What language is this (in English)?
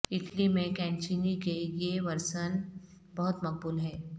Urdu